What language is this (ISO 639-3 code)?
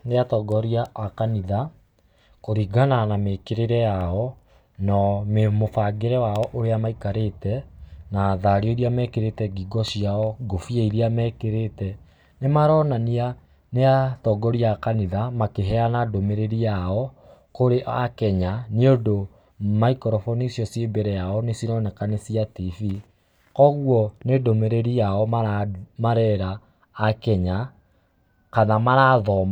kik